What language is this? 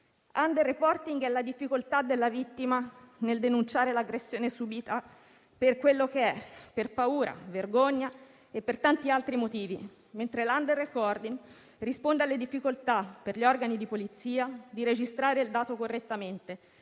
Italian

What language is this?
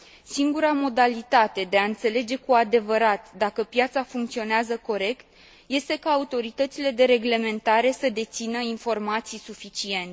Romanian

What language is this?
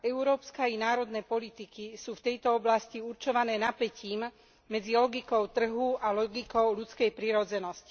Slovak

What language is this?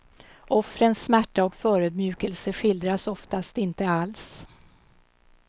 Swedish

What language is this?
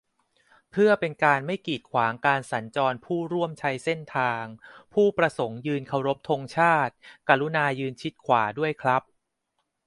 Thai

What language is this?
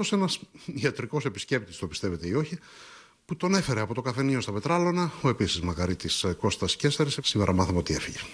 Greek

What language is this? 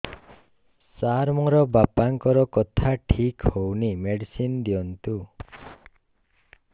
Odia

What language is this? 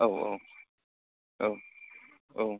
Bodo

